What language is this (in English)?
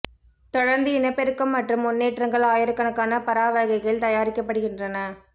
Tamil